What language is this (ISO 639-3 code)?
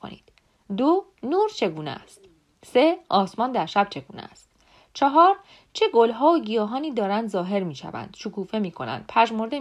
fas